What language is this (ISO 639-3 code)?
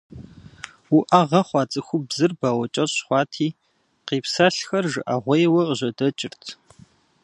kbd